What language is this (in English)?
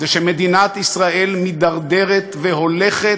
Hebrew